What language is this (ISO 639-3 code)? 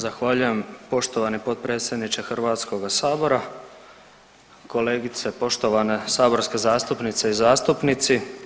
hrv